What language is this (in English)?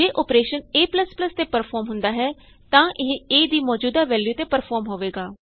Punjabi